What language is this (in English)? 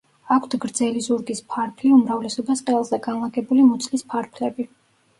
Georgian